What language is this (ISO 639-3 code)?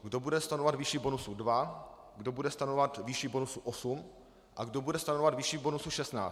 ces